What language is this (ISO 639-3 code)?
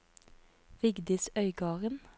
nor